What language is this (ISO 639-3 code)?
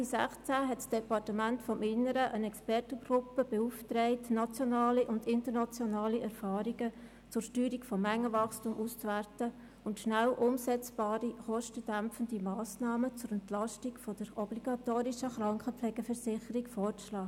gsw